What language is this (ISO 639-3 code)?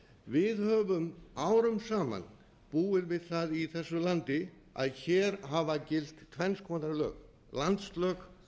isl